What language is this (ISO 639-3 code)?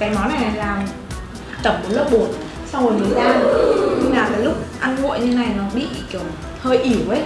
vie